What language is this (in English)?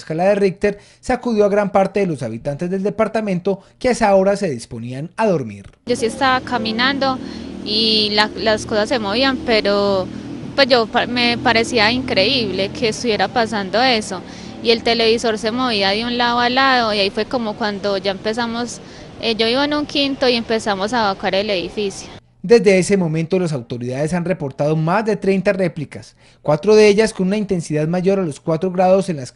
Spanish